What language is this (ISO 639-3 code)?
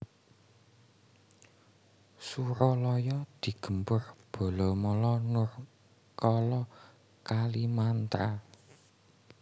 jav